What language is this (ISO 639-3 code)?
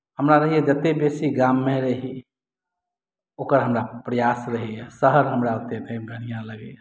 mai